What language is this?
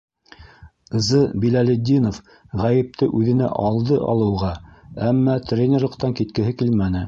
Bashkir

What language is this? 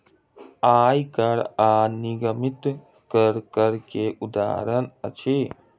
Maithili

